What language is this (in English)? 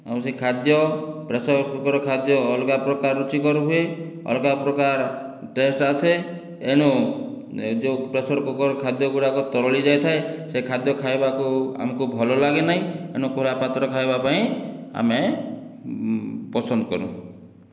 Odia